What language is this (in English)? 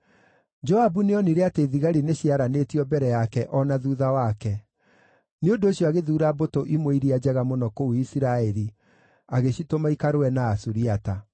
Kikuyu